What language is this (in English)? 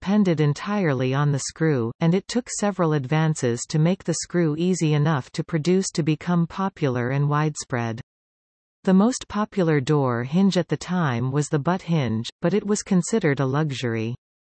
English